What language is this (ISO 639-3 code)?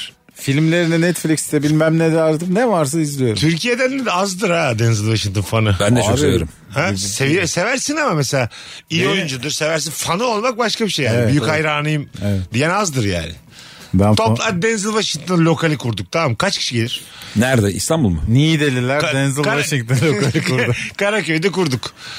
tur